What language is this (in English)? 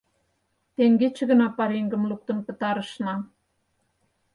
Mari